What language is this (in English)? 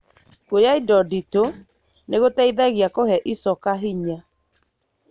Kikuyu